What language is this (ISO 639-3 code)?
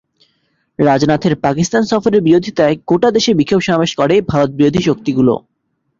ben